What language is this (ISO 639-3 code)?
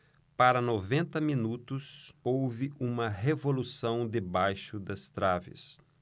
por